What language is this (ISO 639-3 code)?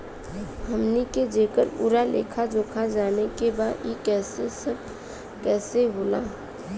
bho